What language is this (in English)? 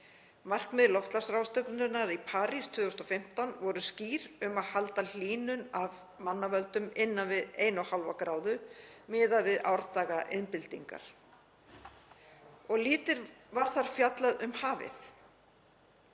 Icelandic